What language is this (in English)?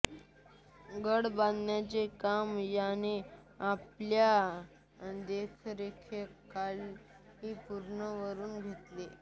Marathi